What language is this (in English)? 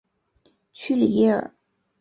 Chinese